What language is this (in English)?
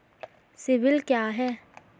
Hindi